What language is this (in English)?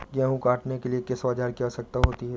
Hindi